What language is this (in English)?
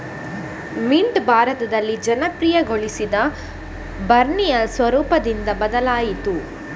Kannada